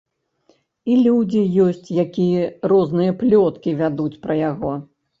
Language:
Belarusian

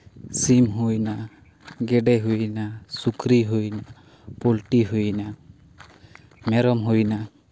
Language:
Santali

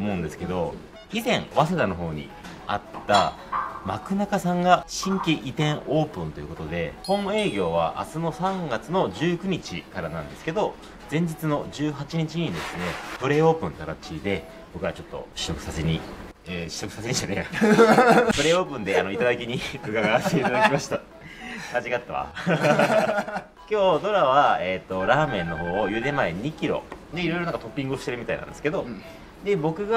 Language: Japanese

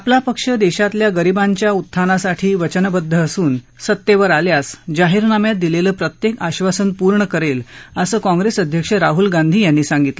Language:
Marathi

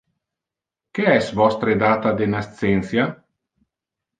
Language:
Interlingua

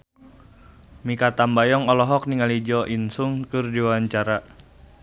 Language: Sundanese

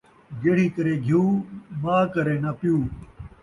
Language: Saraiki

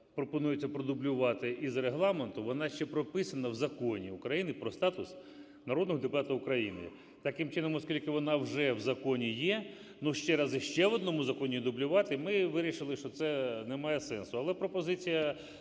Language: Ukrainian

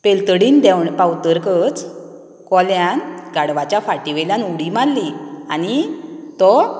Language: Konkani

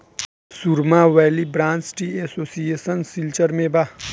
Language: Bhojpuri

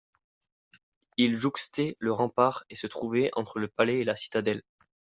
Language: French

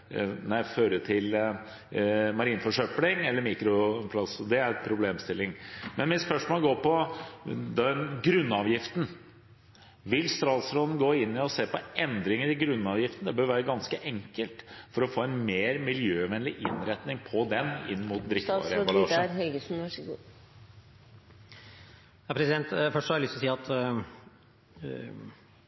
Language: Norwegian Bokmål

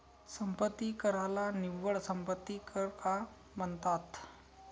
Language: Marathi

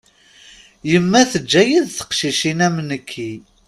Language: Kabyle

